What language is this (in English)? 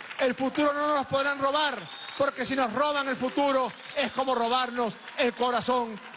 Spanish